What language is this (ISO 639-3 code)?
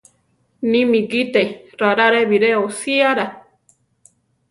tar